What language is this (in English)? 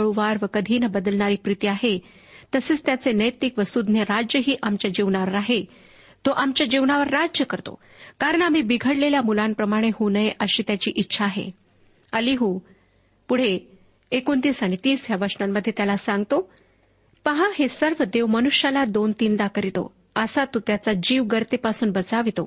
Marathi